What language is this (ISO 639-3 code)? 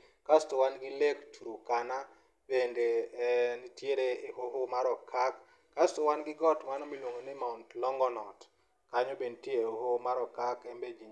luo